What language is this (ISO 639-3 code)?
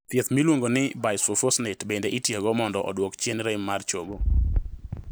luo